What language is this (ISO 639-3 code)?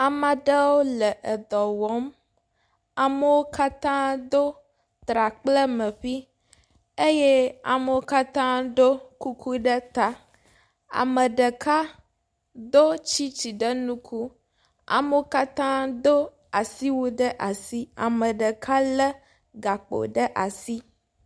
ewe